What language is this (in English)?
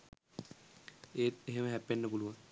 Sinhala